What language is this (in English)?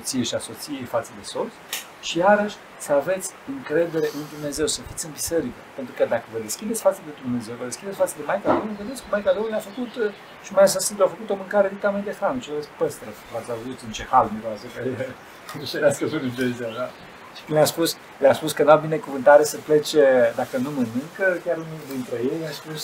Romanian